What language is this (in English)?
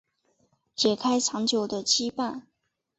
Chinese